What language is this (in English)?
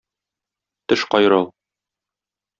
Tatar